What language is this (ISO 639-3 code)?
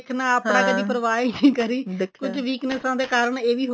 pan